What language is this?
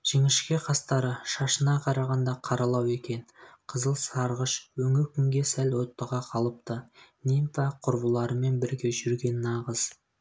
Kazakh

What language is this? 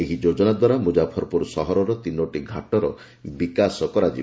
Odia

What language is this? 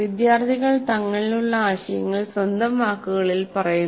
Malayalam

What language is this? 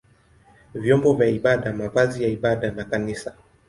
Swahili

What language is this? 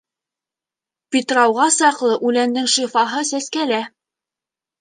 Bashkir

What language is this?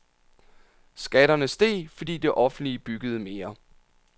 Danish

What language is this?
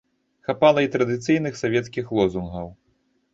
Belarusian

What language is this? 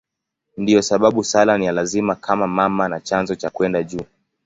Swahili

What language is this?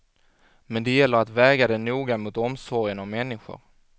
Swedish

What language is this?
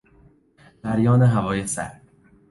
Persian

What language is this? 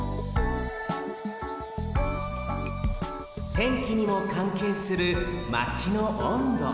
Japanese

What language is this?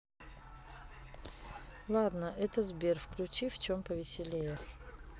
Russian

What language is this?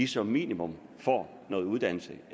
Danish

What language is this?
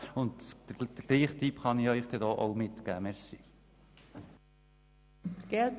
Swiss German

